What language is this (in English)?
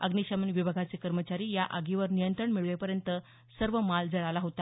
Marathi